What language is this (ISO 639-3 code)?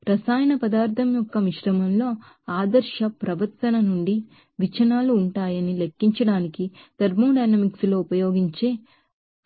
tel